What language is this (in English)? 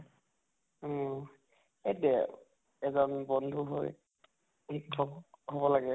Assamese